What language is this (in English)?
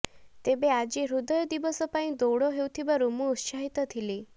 Odia